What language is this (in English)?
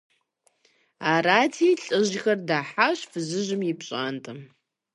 Kabardian